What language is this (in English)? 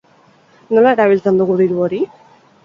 Basque